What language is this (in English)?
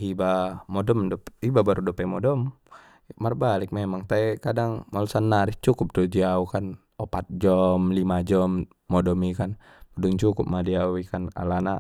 Batak Mandailing